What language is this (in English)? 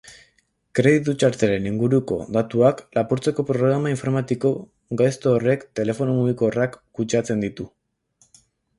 Basque